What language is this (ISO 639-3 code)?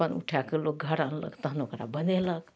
mai